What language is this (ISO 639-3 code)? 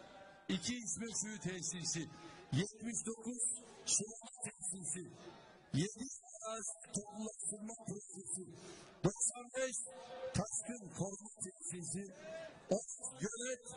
tur